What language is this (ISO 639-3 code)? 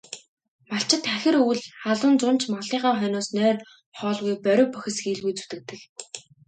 mon